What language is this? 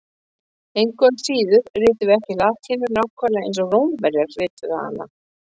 Icelandic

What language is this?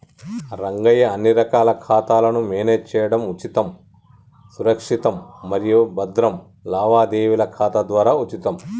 Telugu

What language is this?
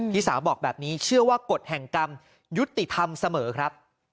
Thai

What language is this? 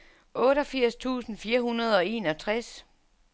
Danish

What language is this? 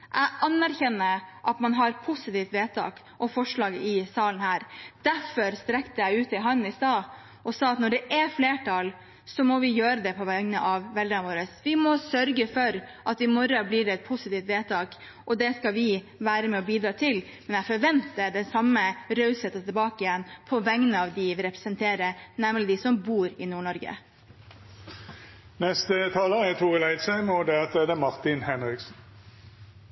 Norwegian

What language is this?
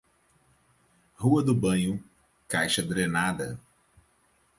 Portuguese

